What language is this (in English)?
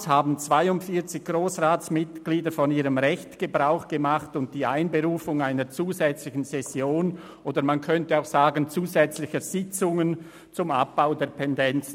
Swiss German